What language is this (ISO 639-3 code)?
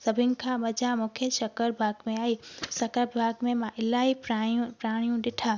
snd